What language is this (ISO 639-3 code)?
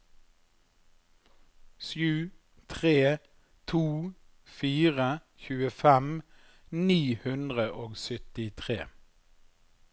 nor